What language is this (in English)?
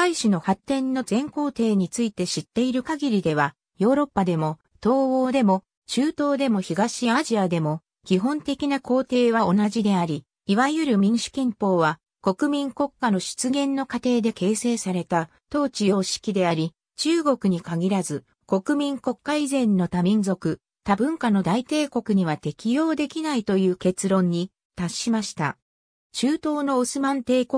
Japanese